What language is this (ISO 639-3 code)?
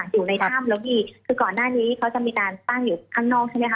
tha